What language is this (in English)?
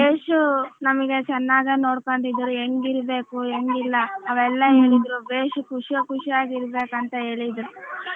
Kannada